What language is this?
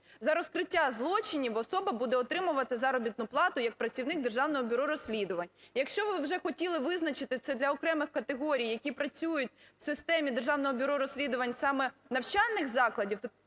Ukrainian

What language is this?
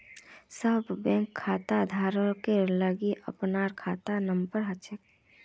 Magahi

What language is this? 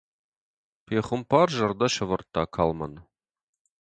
Ossetic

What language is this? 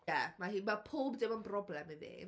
Welsh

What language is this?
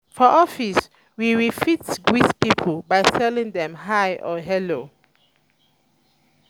Nigerian Pidgin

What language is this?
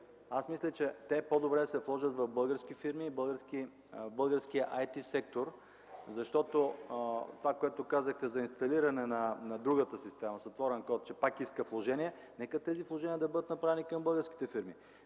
Bulgarian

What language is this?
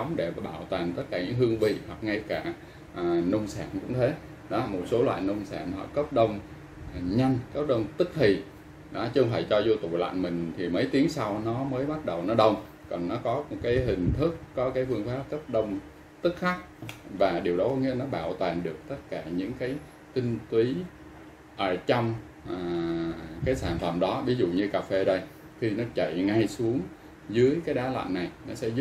Vietnamese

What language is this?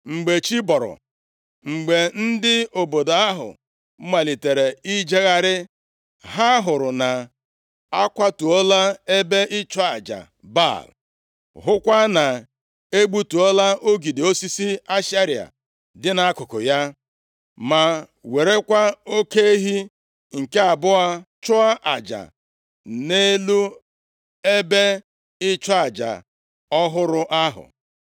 Igbo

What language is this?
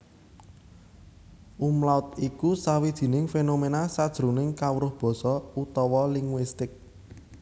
Javanese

